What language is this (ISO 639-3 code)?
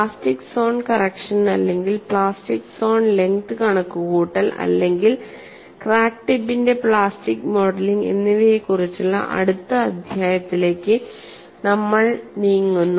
mal